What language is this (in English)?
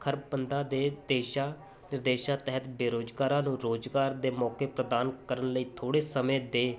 Punjabi